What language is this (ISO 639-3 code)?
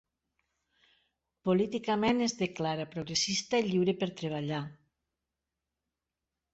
cat